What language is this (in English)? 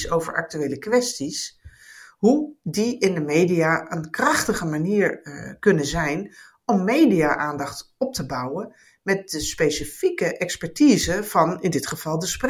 Dutch